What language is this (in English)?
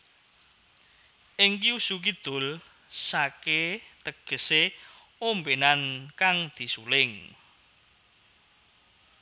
Javanese